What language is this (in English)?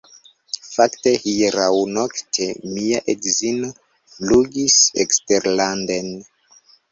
Esperanto